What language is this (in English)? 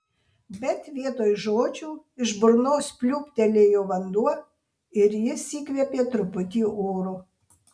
Lithuanian